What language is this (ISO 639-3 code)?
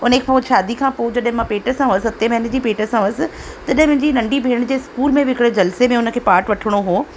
snd